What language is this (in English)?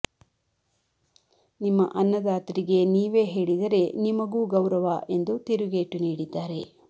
Kannada